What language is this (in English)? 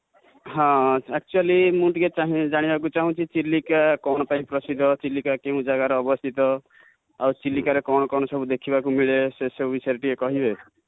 Odia